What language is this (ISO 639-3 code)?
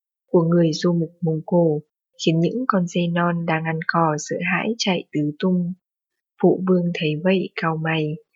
vie